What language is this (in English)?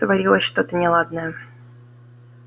Russian